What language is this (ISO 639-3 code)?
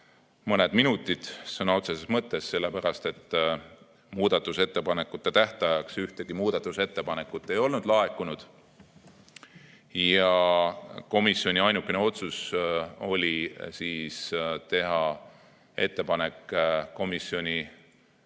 est